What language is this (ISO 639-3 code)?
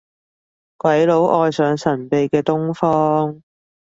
yue